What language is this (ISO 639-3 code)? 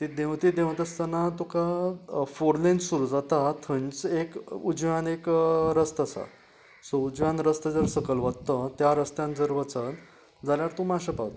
kok